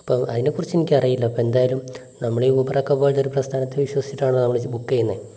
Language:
Malayalam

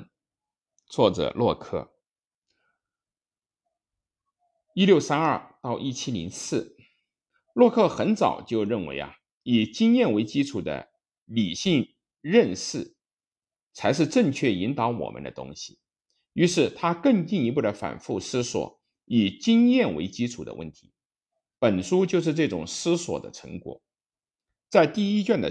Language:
Chinese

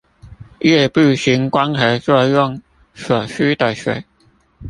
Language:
Chinese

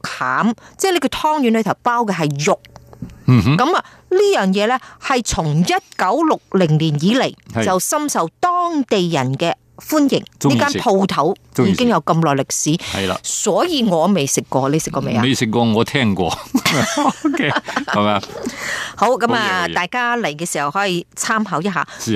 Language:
Chinese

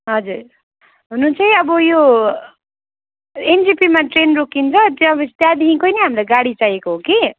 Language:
Nepali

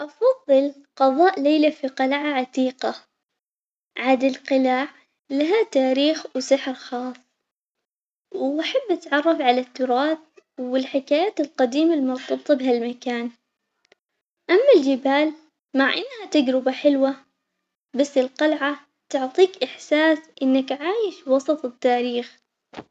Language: Omani Arabic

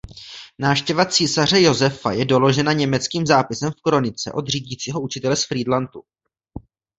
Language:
Czech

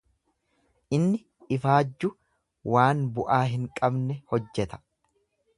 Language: Oromo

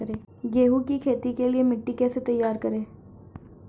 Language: Hindi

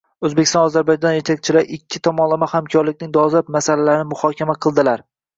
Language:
Uzbek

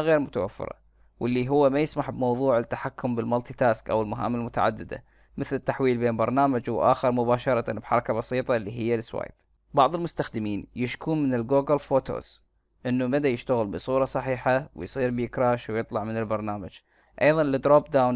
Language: Arabic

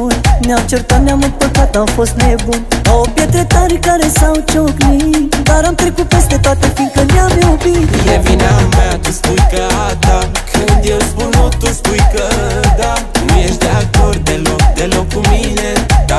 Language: Romanian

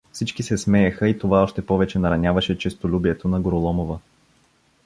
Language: Bulgarian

